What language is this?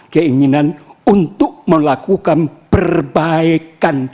Indonesian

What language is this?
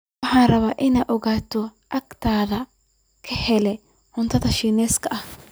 Somali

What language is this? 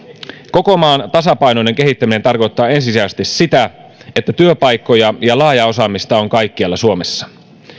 Finnish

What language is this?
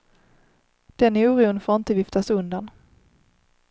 Swedish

